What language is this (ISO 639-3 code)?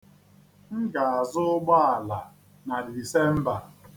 ibo